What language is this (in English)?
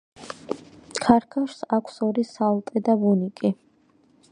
Georgian